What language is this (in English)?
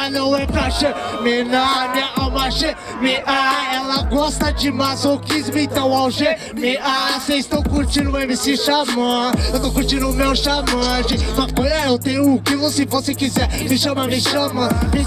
Portuguese